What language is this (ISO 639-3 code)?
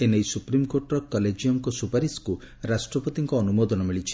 ori